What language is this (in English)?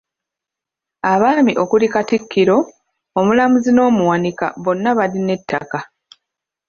Ganda